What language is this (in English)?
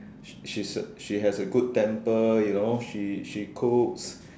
English